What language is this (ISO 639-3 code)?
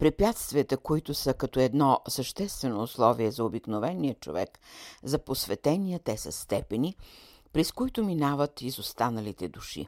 bul